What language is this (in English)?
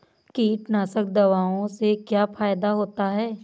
Hindi